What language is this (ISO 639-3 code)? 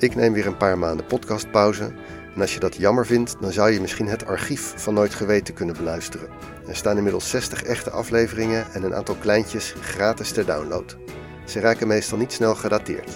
nld